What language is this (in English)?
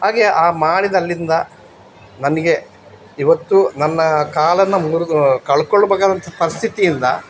Kannada